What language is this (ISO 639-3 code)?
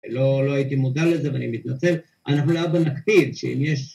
heb